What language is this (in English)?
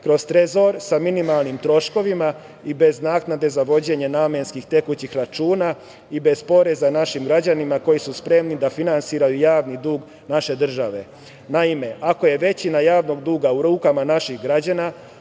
Serbian